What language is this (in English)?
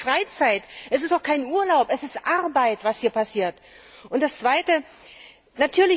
German